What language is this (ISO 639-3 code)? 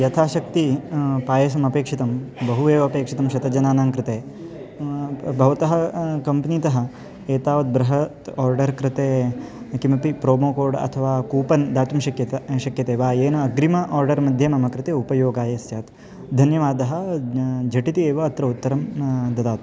san